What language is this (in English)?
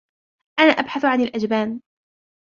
Arabic